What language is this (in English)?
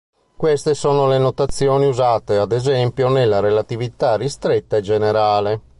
Italian